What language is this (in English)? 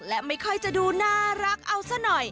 Thai